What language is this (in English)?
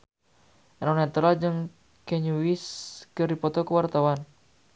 Sundanese